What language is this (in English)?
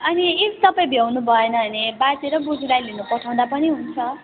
Nepali